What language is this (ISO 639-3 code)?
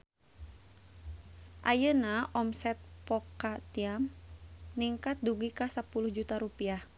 sun